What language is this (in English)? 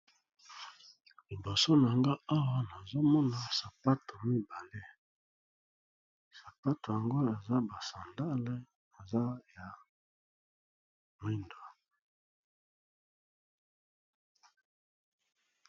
Lingala